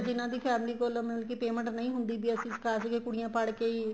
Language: Punjabi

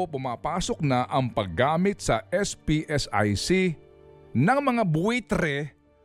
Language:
Filipino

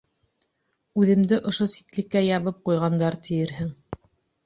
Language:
Bashkir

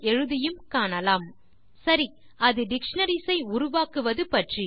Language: Tamil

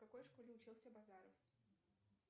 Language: Russian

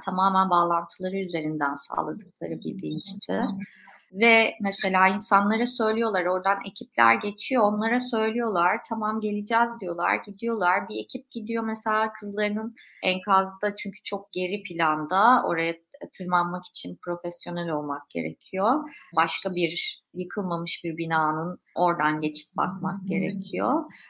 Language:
Turkish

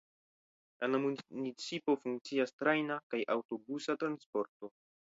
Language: Esperanto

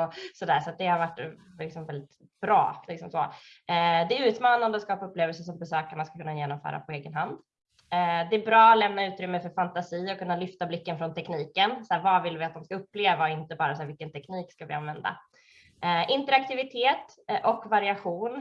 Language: Swedish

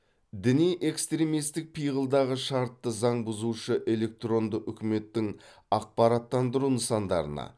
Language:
Kazakh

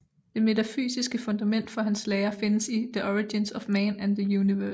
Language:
Danish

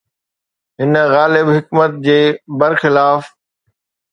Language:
Sindhi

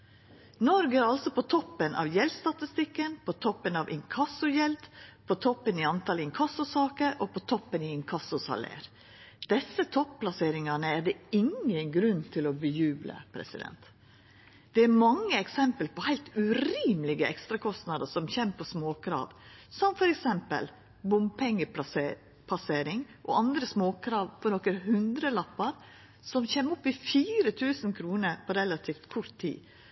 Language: Norwegian Nynorsk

